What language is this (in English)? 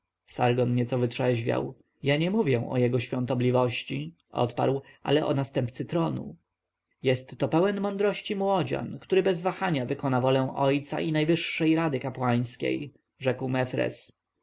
Polish